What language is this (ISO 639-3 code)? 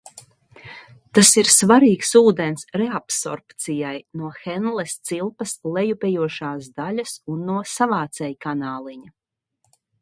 lav